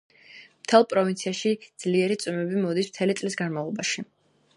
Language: Georgian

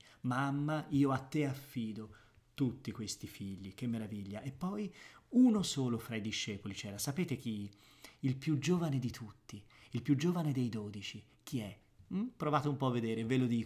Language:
Italian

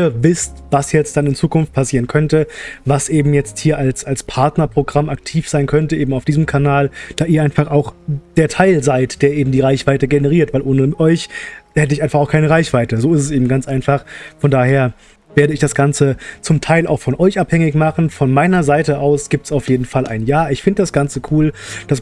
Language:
German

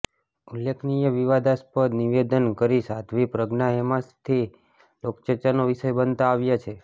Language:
Gujarati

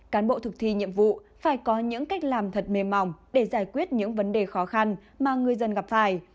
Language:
Vietnamese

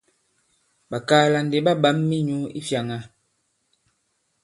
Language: Bankon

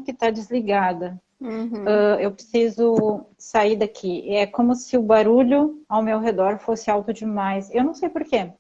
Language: Portuguese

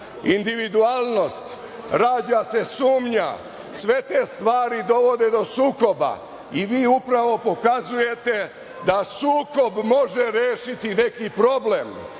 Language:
Serbian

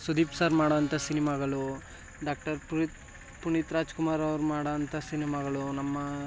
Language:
Kannada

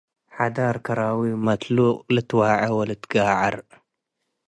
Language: Tigre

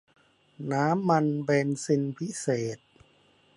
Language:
Thai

